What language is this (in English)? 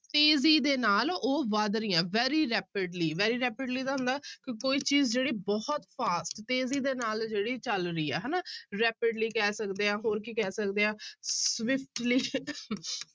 Punjabi